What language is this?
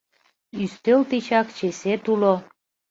Mari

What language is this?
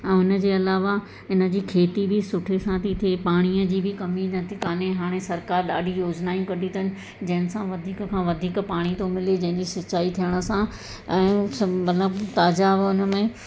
Sindhi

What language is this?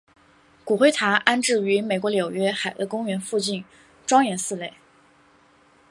Chinese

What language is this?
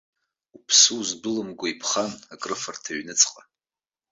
Abkhazian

